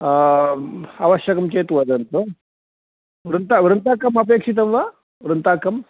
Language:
Sanskrit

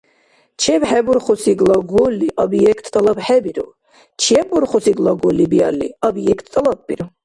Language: Dargwa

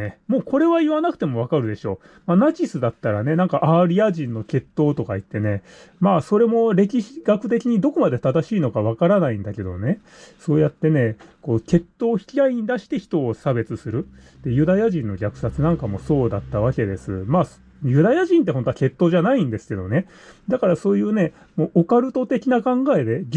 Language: Japanese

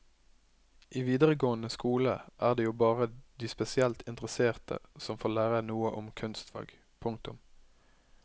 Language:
Norwegian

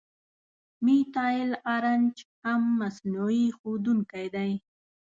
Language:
Pashto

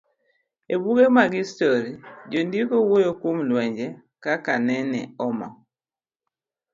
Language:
Luo (Kenya and Tanzania)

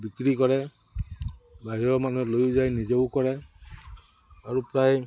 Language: Assamese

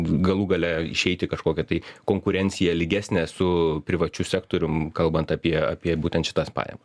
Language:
Lithuanian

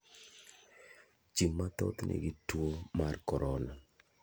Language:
Luo (Kenya and Tanzania)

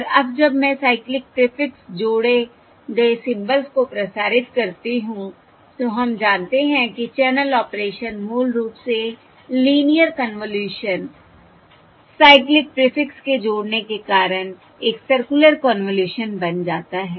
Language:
Hindi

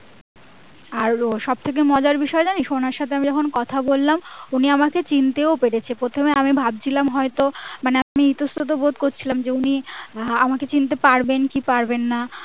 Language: Bangla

